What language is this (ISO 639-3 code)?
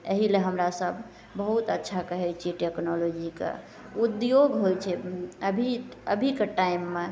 mai